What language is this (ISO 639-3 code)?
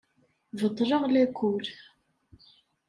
kab